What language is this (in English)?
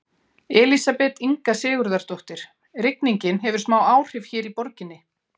Icelandic